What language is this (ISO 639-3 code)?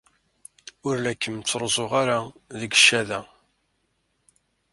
kab